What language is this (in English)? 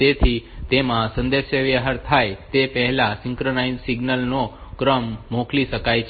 Gujarati